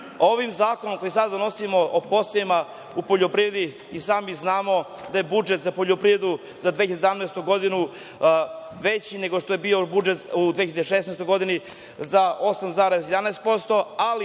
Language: Serbian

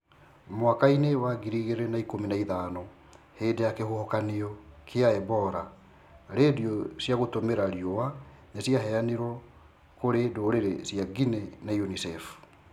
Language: Kikuyu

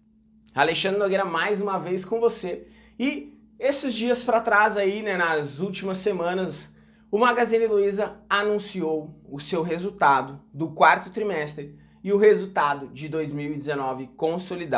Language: Portuguese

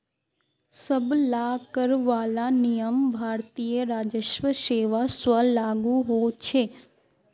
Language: Magahi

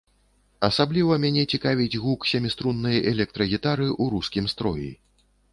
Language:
Belarusian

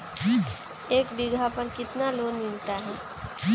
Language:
Magahi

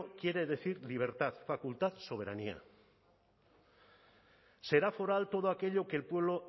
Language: Spanish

